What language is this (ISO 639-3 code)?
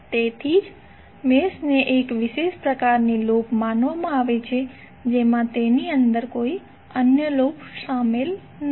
guj